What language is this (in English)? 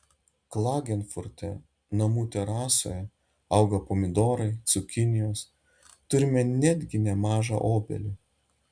Lithuanian